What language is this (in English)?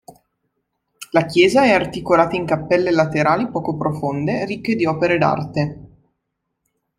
Italian